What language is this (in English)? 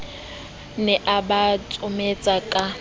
Southern Sotho